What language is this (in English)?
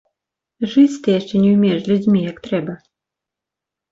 Belarusian